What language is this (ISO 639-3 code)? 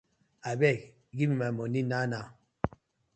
pcm